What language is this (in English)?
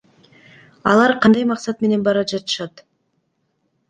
Kyrgyz